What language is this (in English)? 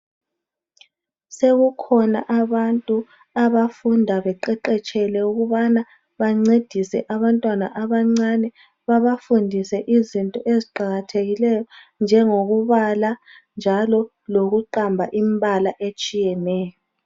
North Ndebele